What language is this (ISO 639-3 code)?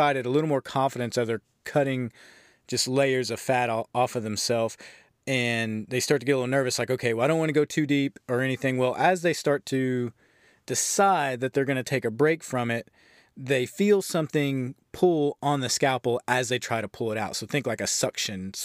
eng